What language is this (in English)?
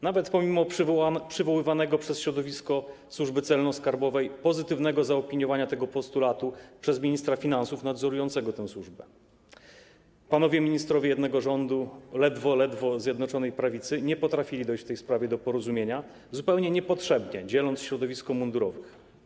Polish